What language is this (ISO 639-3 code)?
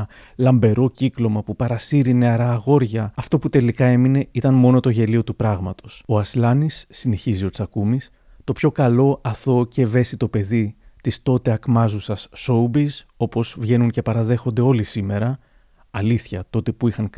ell